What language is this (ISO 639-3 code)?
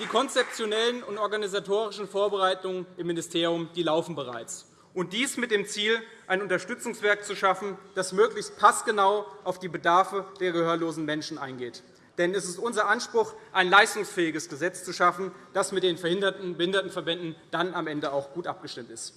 deu